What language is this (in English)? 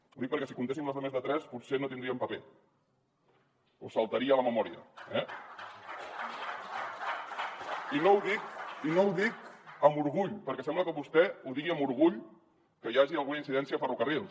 Catalan